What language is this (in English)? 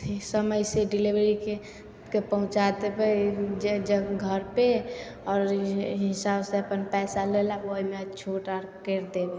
Maithili